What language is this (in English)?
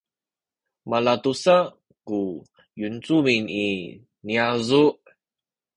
Sakizaya